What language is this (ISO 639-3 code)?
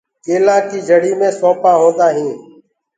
ggg